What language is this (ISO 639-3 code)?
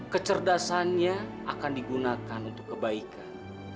ind